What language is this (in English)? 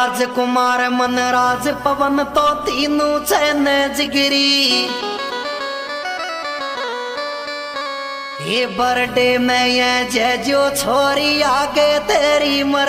Hindi